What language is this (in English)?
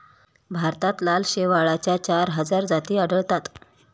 Marathi